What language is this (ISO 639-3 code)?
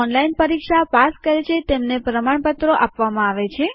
guj